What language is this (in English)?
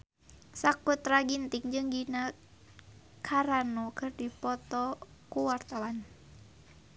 Sundanese